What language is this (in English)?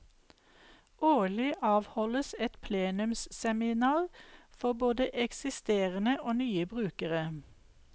Norwegian